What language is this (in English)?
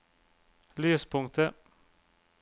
Norwegian